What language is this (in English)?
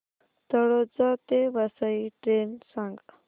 Marathi